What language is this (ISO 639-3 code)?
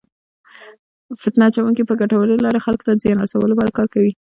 pus